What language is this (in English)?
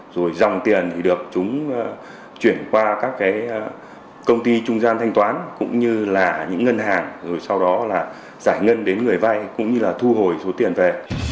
Vietnamese